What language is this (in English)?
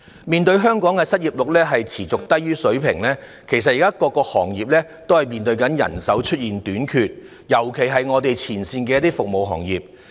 Cantonese